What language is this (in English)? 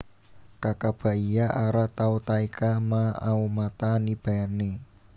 Javanese